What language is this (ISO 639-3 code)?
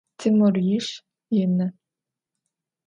ady